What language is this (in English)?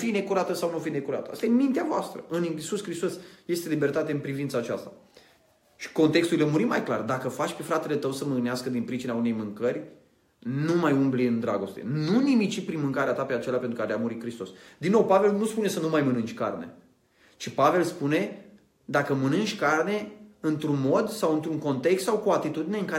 Romanian